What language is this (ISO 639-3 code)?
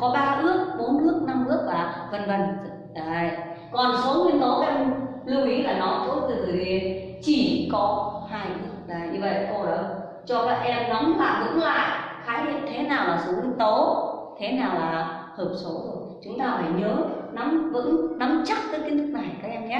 vie